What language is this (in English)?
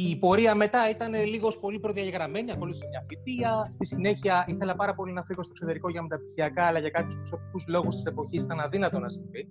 Greek